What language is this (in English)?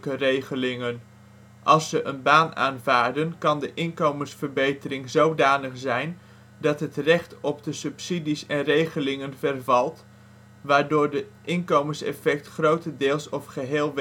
Dutch